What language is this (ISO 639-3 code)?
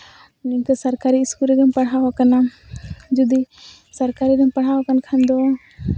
sat